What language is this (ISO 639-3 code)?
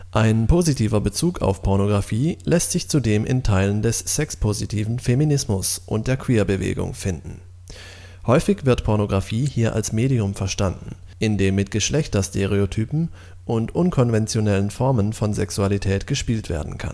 deu